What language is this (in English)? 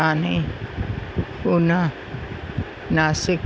Sindhi